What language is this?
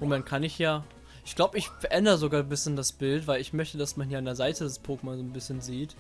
German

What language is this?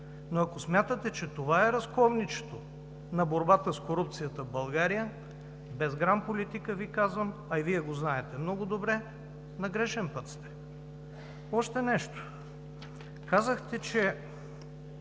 Bulgarian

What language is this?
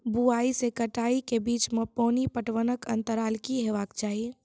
Maithili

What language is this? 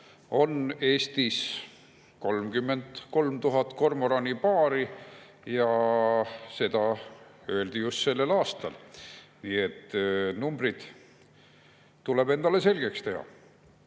Estonian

